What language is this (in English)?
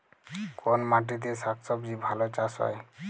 Bangla